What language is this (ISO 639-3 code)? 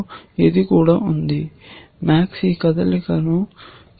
tel